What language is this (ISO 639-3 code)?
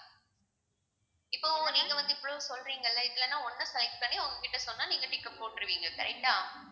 tam